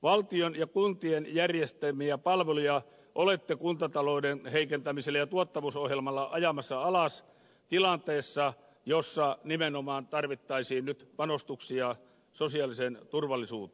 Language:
Finnish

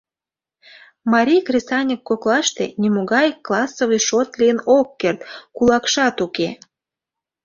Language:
Mari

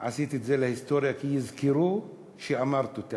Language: Hebrew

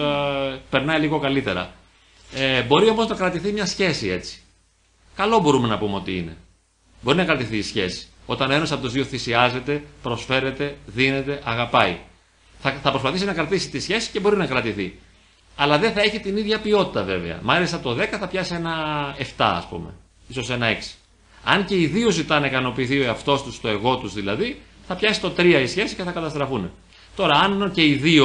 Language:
Greek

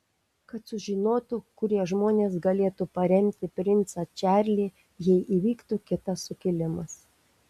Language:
Lithuanian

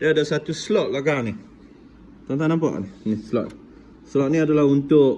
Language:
Malay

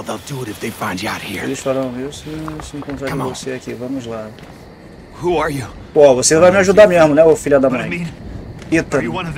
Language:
Portuguese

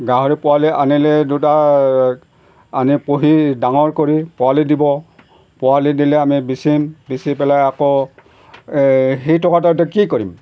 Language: Assamese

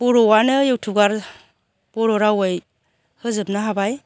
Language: Bodo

